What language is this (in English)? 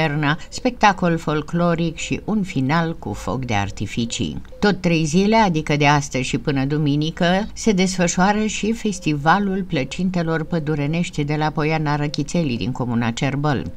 Romanian